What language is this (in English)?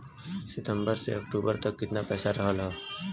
Bhojpuri